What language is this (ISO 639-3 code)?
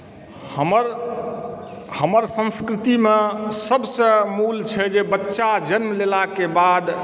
mai